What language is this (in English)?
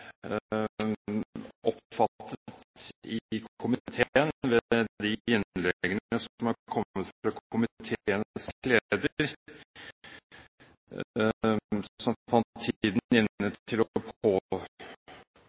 Norwegian Bokmål